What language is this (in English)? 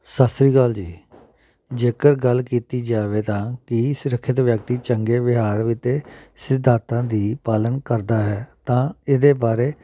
Punjabi